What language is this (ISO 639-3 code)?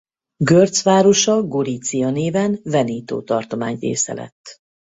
hun